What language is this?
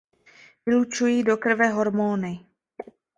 Czech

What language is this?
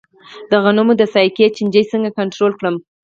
Pashto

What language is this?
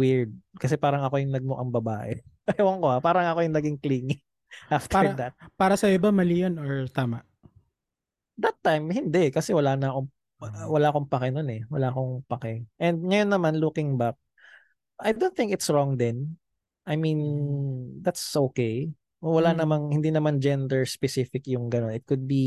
Filipino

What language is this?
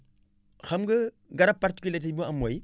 Wolof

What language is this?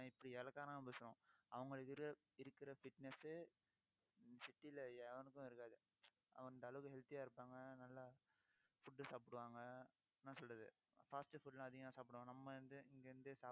Tamil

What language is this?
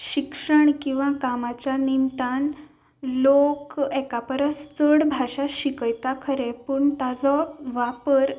Konkani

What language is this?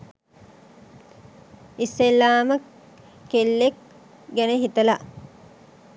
Sinhala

